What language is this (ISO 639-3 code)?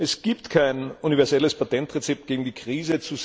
deu